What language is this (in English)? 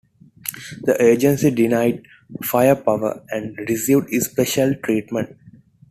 English